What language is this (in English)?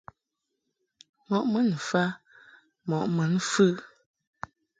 Mungaka